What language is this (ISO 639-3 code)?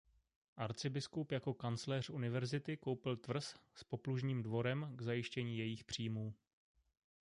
ces